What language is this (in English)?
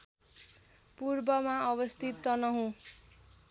Nepali